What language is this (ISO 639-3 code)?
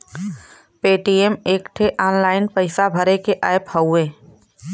bho